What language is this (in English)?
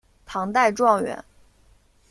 Chinese